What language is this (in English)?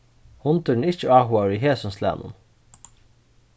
Faroese